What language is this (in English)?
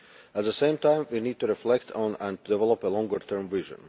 English